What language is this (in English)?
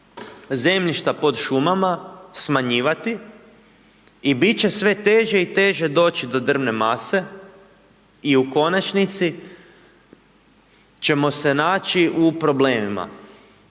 Croatian